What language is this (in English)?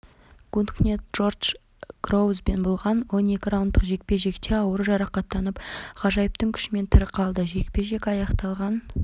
Kazakh